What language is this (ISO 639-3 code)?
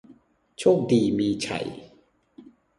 tha